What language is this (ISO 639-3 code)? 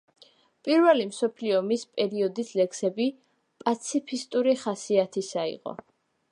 kat